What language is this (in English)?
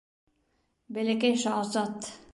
Bashkir